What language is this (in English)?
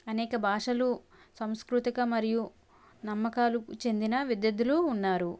Telugu